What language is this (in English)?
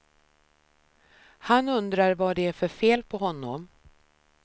Swedish